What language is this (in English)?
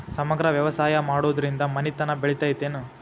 Kannada